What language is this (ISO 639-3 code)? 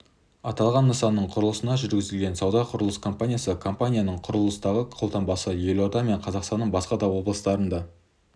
kaz